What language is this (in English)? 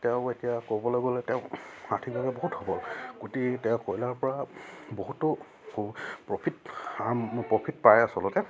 Assamese